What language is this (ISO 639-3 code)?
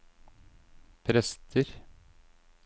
nor